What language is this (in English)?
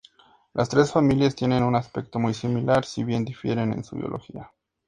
Spanish